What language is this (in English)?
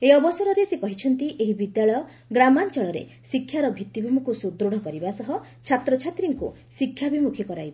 Odia